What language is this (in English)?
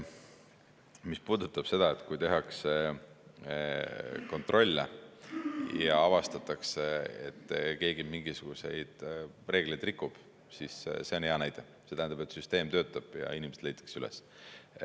Estonian